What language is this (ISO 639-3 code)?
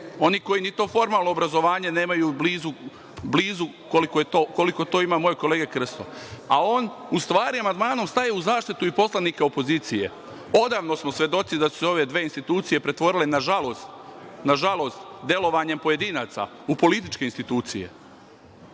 srp